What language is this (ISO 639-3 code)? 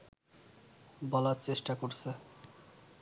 ben